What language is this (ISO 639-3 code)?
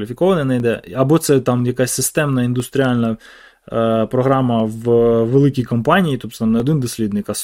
ukr